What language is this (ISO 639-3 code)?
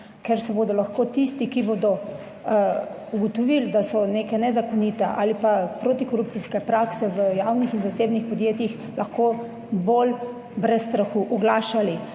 slv